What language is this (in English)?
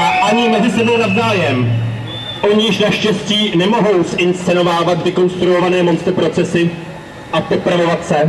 Czech